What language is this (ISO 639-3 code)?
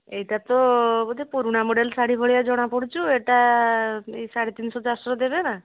ori